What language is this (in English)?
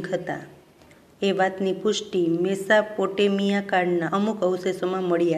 Gujarati